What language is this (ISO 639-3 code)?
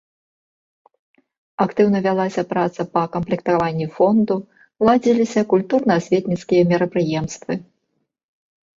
bel